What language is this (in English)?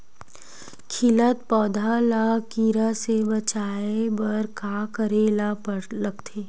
Chhattisgarhi